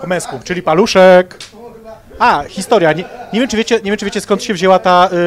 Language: Polish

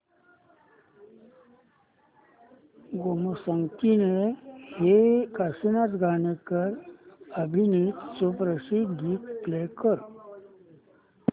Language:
Marathi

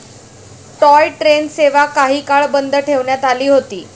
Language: Marathi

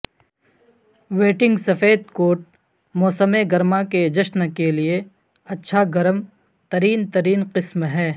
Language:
Urdu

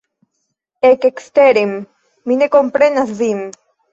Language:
Esperanto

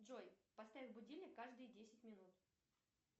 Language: Russian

